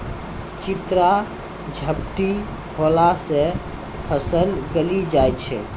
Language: Maithili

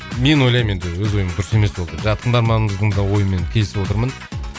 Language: Kazakh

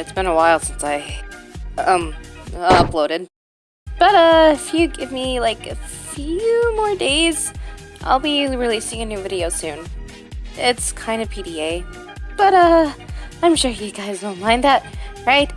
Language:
English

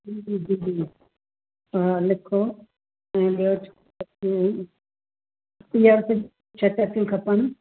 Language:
Sindhi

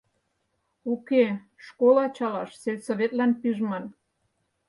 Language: Mari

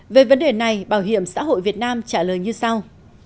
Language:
Vietnamese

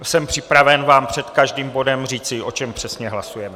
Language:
Czech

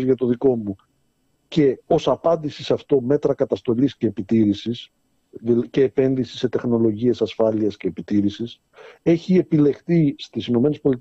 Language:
Greek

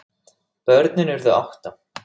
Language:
Icelandic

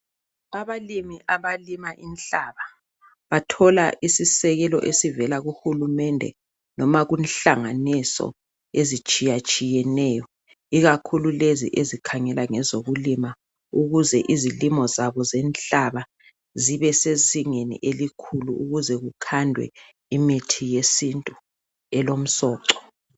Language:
North Ndebele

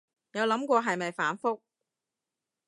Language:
Cantonese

